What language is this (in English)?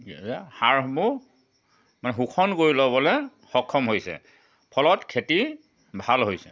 Assamese